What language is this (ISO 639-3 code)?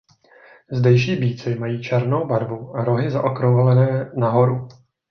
ces